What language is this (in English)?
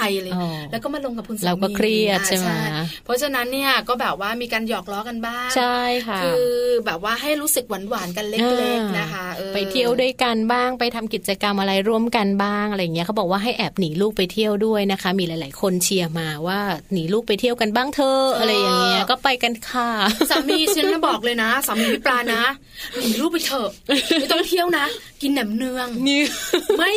Thai